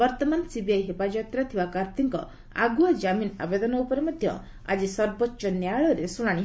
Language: Odia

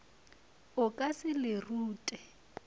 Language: Northern Sotho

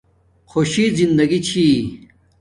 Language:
Domaaki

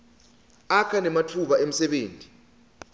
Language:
Swati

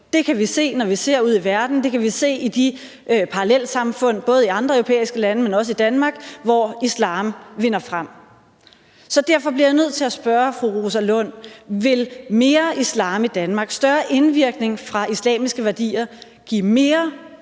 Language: Danish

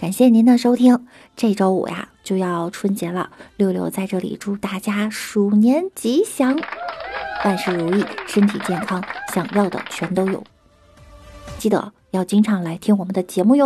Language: Chinese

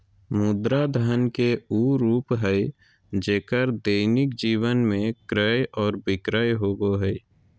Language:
Magahi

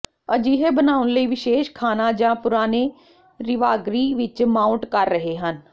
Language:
Punjabi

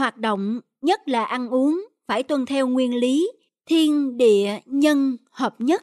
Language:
Vietnamese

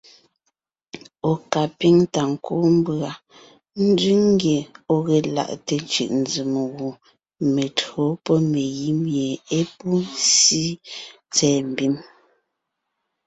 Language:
Ngiemboon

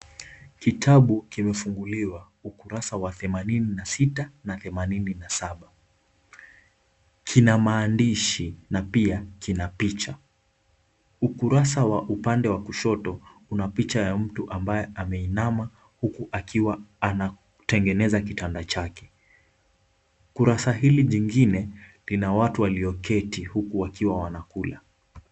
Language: Swahili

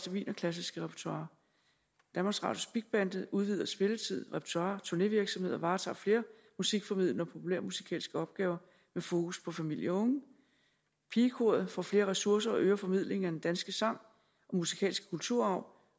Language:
Danish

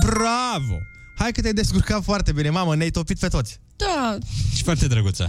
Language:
Romanian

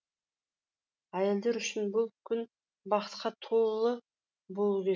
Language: Kazakh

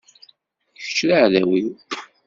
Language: Kabyle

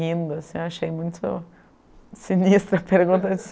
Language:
Portuguese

